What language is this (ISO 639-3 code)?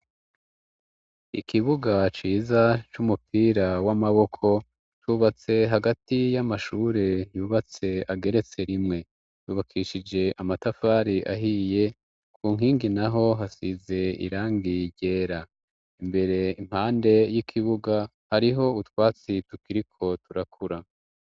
run